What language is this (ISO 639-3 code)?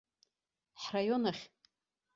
abk